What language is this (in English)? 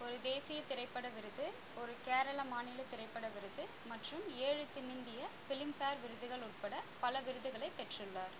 Tamil